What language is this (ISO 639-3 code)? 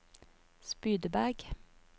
nor